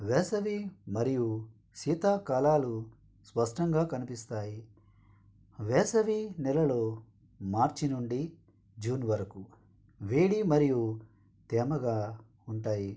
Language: Telugu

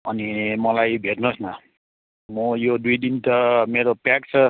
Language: Nepali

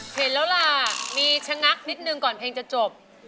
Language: Thai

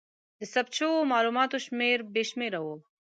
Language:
Pashto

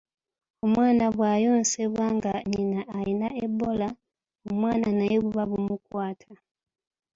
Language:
Ganda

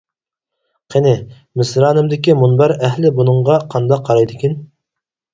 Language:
Uyghur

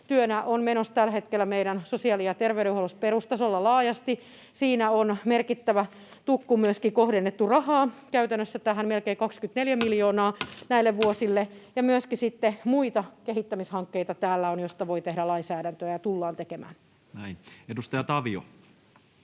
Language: Finnish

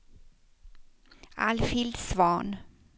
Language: Swedish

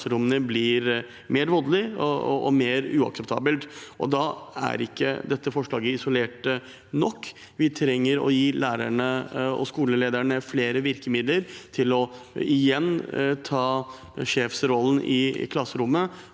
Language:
Norwegian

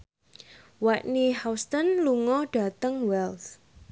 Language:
Javanese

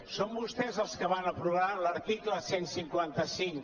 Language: Catalan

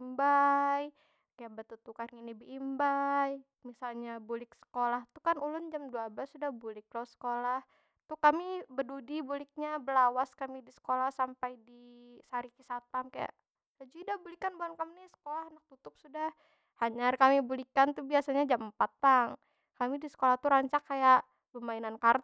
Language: Banjar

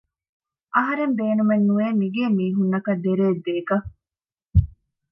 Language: Divehi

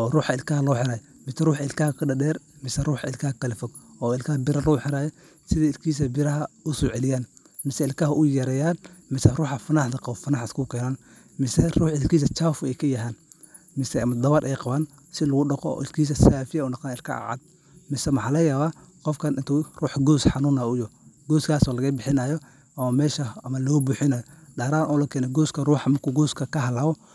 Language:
Somali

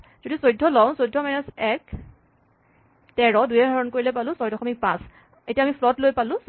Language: Assamese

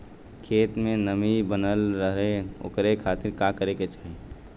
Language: Bhojpuri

